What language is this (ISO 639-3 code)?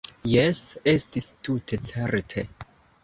epo